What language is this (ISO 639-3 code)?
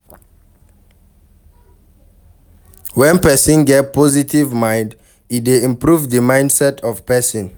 pcm